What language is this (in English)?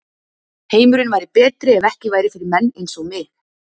Icelandic